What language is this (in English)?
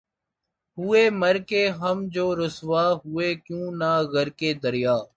Urdu